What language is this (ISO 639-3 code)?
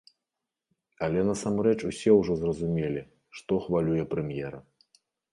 bel